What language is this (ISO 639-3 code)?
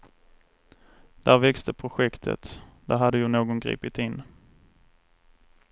swe